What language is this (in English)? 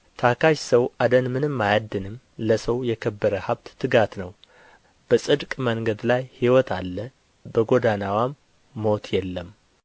Amharic